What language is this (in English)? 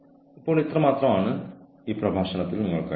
Malayalam